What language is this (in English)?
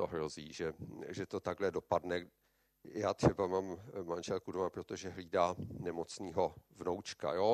Czech